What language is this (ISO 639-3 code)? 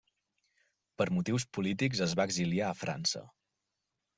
cat